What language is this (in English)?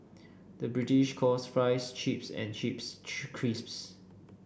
English